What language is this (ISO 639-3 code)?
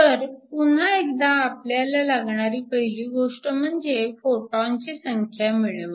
mar